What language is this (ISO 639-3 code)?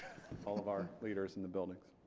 eng